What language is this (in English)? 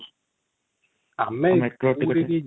Odia